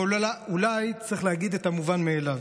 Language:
Hebrew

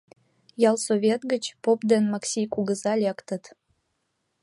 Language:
Mari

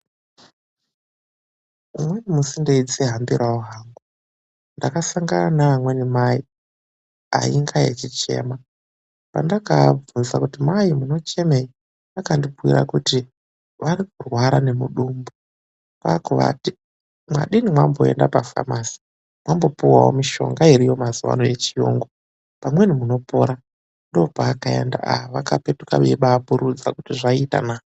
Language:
Ndau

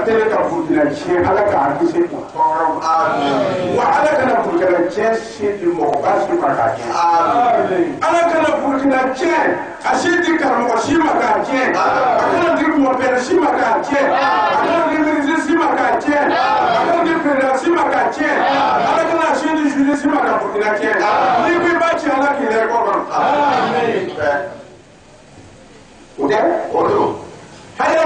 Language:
Romanian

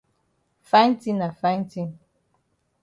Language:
Cameroon Pidgin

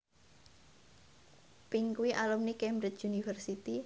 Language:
Javanese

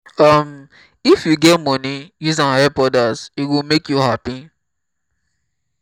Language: Nigerian Pidgin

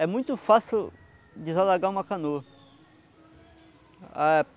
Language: Portuguese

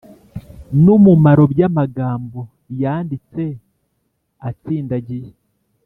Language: Kinyarwanda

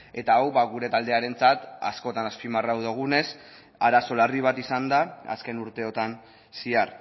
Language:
Basque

